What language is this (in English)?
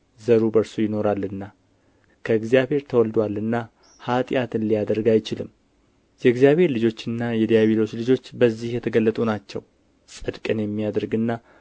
Amharic